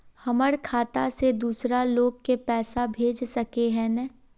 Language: Magahi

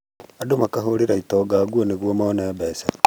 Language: Kikuyu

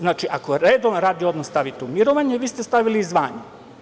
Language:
Serbian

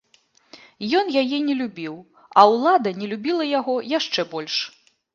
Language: Belarusian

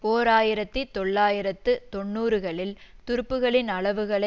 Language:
Tamil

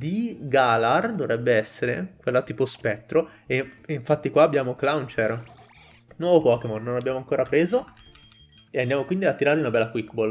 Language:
Italian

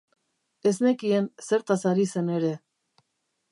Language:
Basque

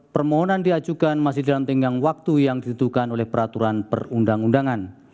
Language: Indonesian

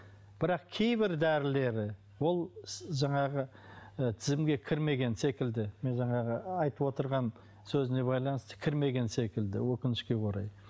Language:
Kazakh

